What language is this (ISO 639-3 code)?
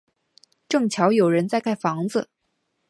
zho